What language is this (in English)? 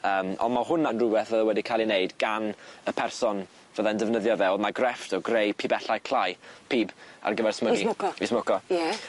Welsh